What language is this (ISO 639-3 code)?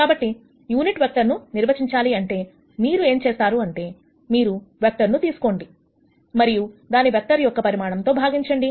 tel